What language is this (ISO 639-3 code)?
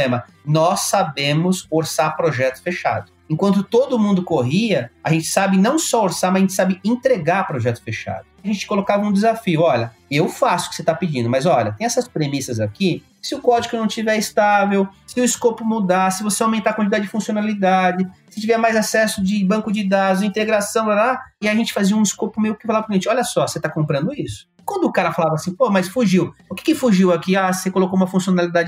por